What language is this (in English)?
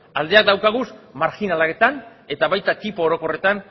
Basque